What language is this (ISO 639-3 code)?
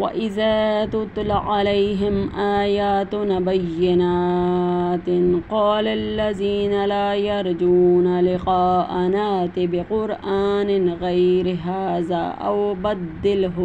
ara